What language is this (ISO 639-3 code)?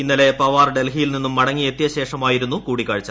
mal